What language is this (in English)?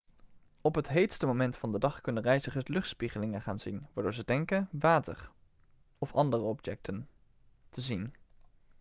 Dutch